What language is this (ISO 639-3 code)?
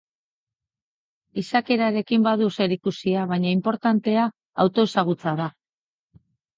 eus